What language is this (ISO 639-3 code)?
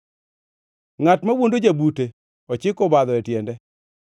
luo